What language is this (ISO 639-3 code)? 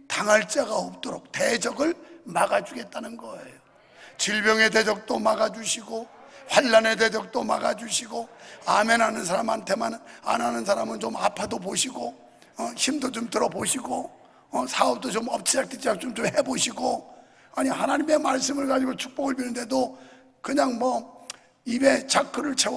kor